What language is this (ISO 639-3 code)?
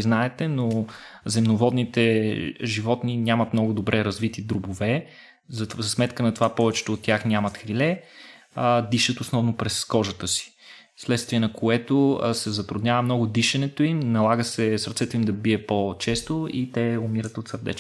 bul